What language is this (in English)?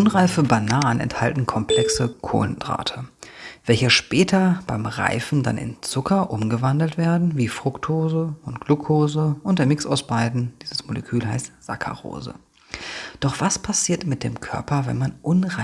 German